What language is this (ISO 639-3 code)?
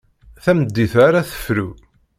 kab